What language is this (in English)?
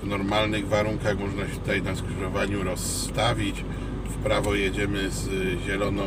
Polish